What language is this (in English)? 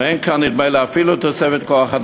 Hebrew